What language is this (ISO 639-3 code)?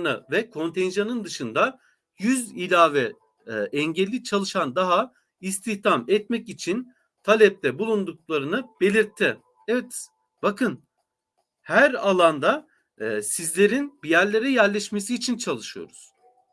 tur